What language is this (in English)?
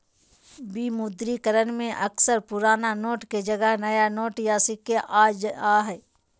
Magahi